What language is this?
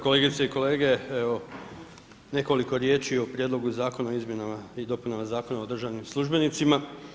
Croatian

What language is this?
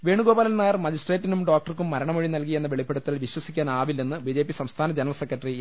Malayalam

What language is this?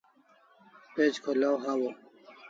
Kalasha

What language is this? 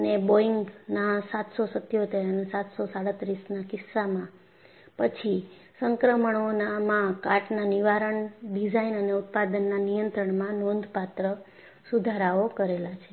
Gujarati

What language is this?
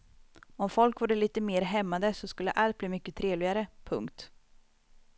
Swedish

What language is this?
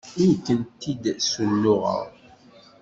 Kabyle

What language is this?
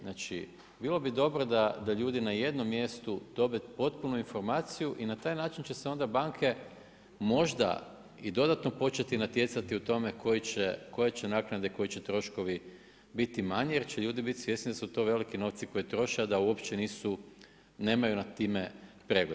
Croatian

